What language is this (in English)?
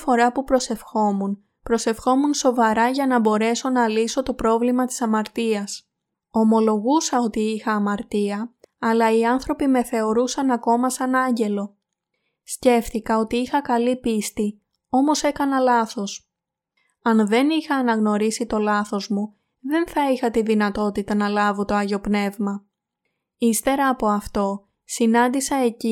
Greek